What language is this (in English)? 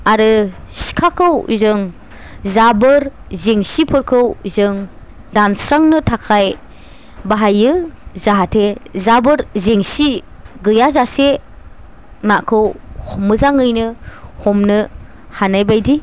Bodo